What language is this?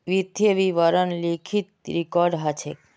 Magahi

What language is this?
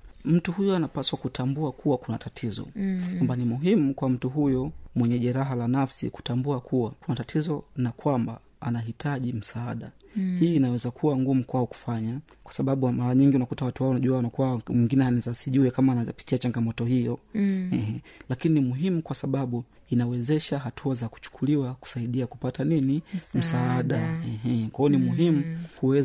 Swahili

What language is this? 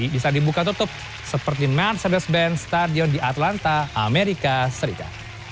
Indonesian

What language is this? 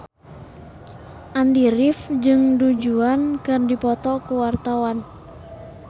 Sundanese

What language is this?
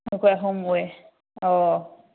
Manipuri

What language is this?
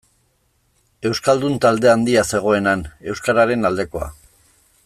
Basque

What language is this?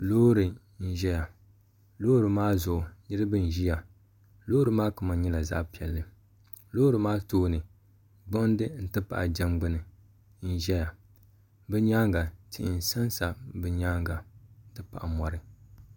Dagbani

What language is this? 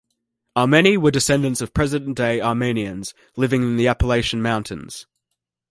English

